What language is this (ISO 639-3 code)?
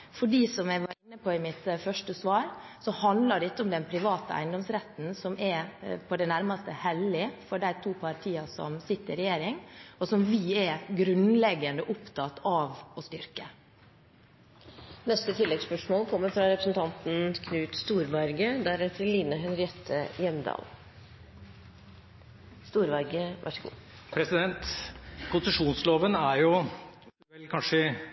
nob